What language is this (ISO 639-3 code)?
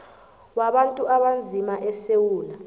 nbl